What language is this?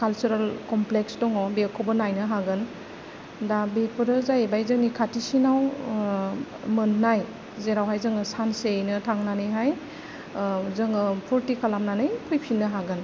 Bodo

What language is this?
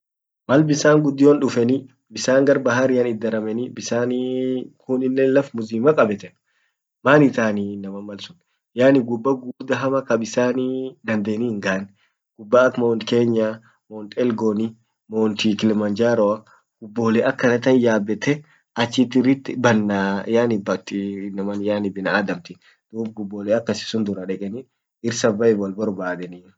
Orma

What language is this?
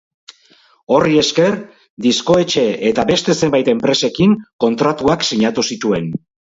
Basque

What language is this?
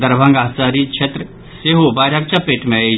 Maithili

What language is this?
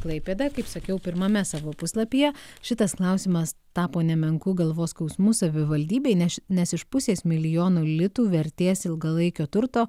Lithuanian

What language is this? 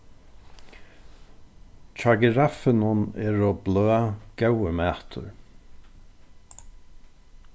Faroese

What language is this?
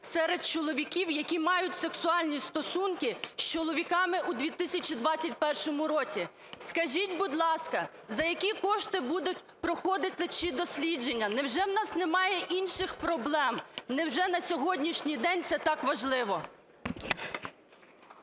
Ukrainian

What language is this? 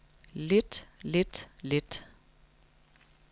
Danish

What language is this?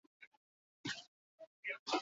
Basque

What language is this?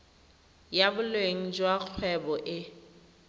Tswana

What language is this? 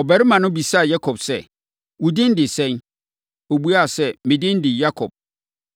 Akan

